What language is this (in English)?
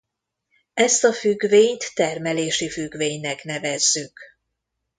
Hungarian